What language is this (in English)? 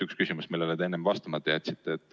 Estonian